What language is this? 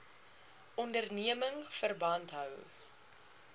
Afrikaans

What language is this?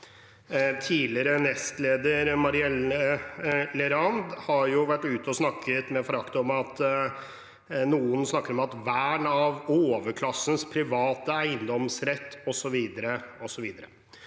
Norwegian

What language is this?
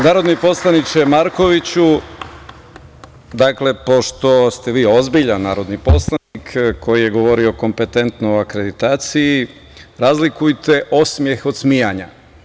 Serbian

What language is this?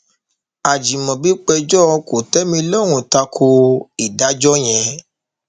Yoruba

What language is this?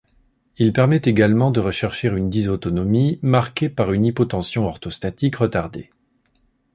French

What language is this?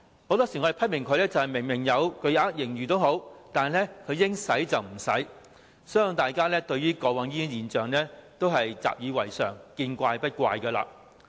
Cantonese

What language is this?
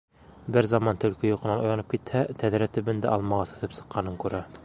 Bashkir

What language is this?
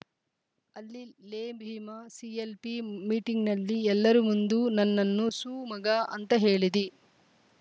Kannada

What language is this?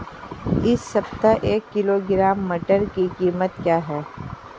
Hindi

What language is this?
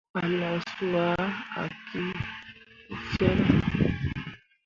Mundang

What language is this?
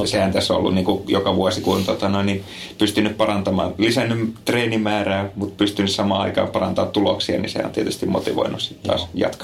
Finnish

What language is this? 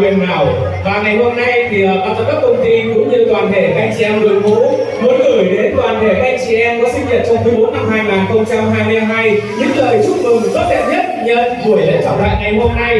Vietnamese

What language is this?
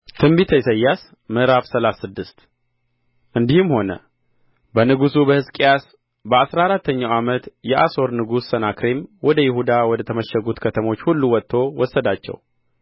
Amharic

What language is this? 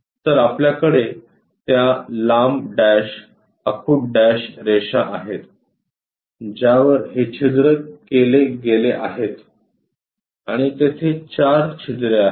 Marathi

